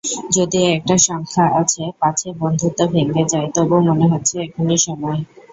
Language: Bangla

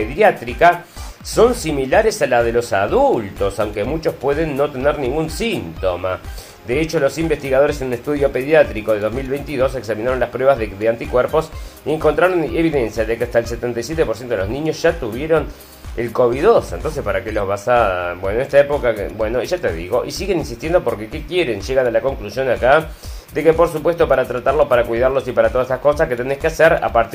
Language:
Spanish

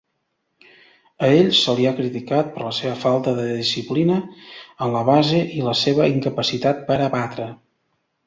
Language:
Catalan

